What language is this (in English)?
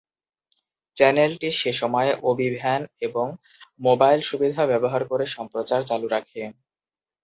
Bangla